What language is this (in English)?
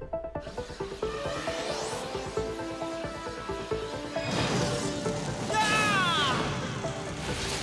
Italian